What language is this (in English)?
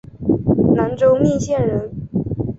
Chinese